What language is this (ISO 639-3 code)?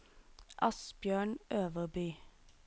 nor